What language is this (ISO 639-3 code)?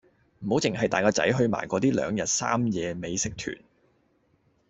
yue